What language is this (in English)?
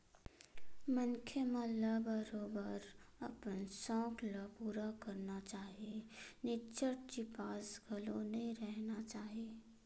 Chhattisgarhi